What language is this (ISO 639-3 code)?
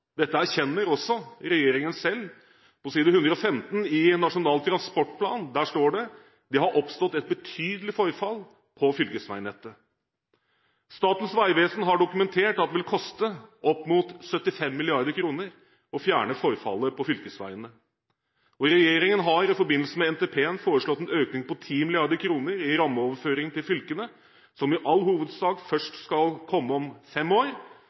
nob